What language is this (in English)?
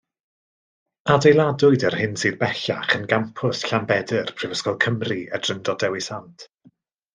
Welsh